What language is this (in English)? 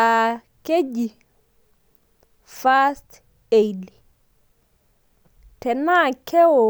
Masai